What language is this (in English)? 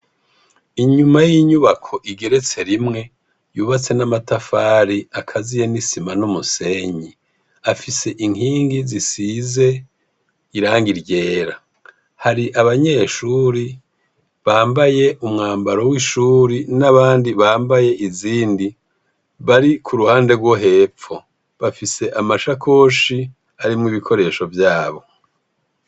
Rundi